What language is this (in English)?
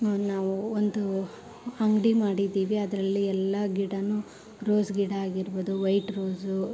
Kannada